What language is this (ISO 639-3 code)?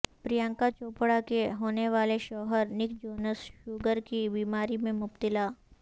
urd